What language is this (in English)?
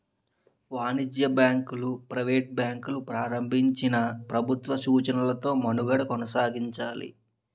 Telugu